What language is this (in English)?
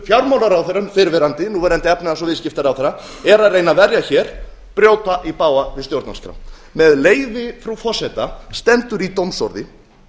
Icelandic